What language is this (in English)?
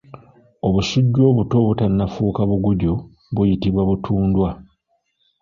Ganda